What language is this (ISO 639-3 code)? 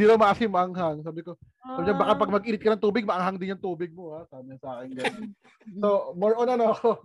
fil